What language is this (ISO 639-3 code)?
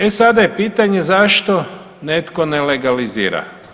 hrv